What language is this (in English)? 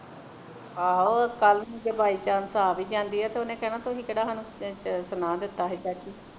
Punjabi